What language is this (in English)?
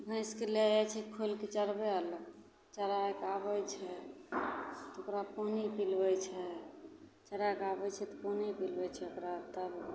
Maithili